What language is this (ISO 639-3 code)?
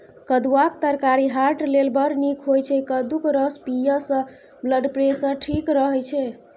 mai